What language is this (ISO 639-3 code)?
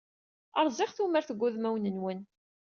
kab